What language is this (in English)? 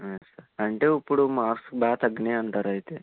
Telugu